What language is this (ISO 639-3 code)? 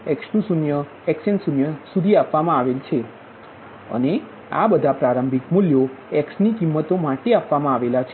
guj